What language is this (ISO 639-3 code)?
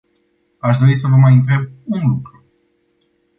ron